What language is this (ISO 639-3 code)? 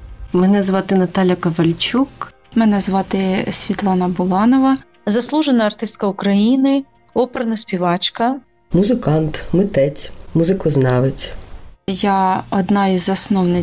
ukr